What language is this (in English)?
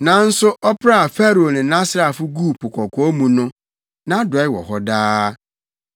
Akan